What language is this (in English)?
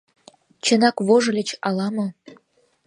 Mari